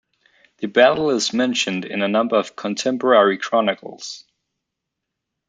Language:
English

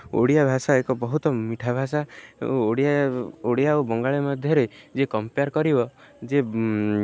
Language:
Odia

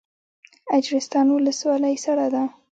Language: Pashto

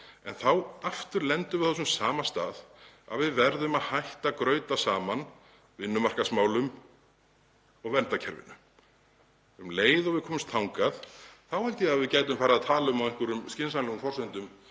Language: Icelandic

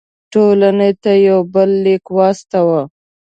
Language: Pashto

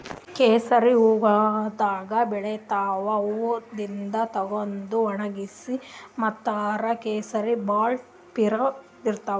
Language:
Kannada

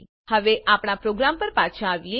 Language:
Gujarati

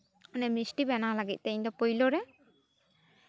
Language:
Santali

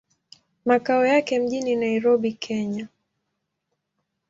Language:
Swahili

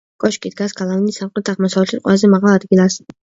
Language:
Georgian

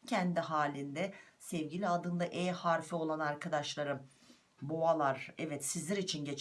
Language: Turkish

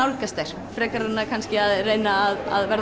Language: Icelandic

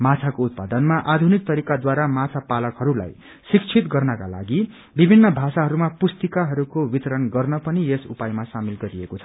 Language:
Nepali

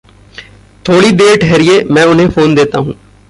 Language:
Hindi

